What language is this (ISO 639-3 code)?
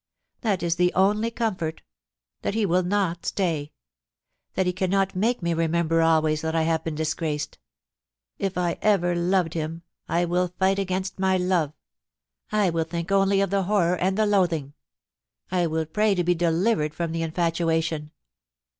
eng